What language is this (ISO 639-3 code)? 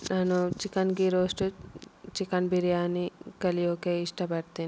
kan